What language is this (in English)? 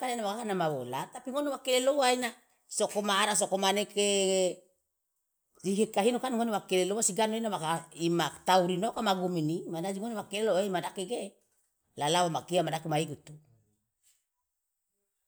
Loloda